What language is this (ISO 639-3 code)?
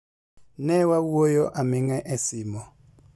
luo